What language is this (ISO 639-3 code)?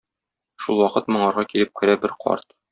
tat